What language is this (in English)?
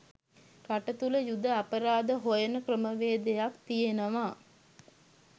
Sinhala